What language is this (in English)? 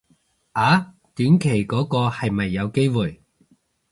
Cantonese